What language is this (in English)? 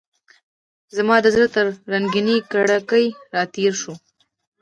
Pashto